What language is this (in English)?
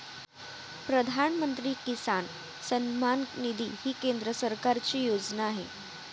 Marathi